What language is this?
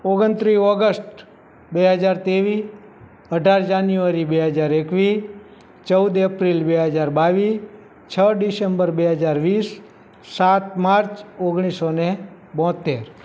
Gujarati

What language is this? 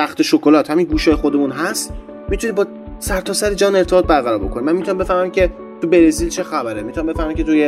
Persian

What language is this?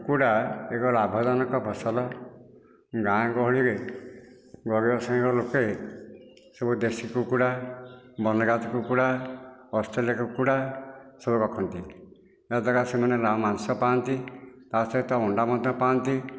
Odia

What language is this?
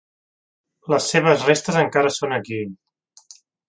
Catalan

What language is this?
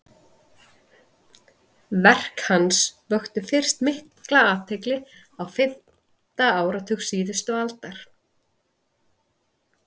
Icelandic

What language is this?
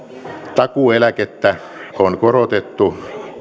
Finnish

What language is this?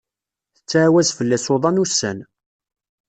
Kabyle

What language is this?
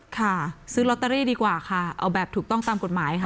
Thai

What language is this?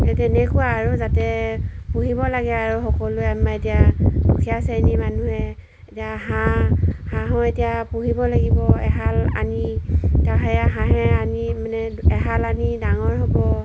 Assamese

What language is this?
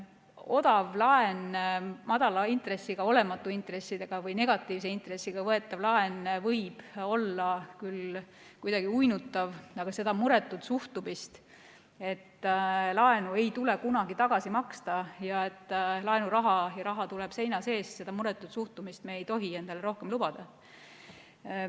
Estonian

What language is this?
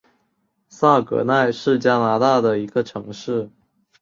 Chinese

